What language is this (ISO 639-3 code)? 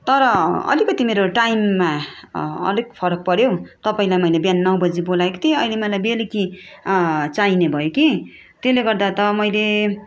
nep